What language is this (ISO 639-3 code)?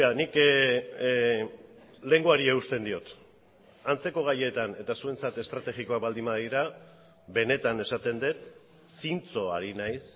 eus